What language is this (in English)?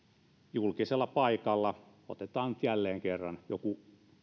Finnish